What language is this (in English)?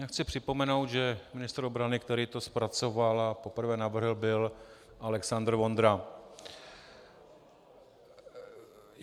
Czech